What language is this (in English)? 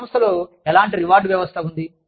Telugu